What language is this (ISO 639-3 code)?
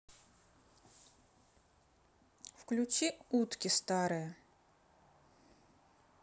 rus